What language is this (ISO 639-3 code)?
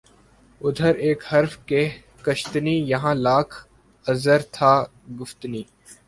urd